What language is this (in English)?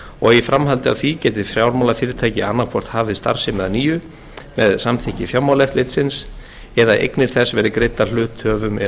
Icelandic